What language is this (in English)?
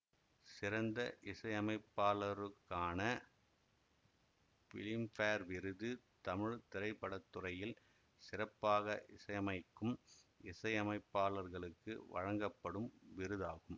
Tamil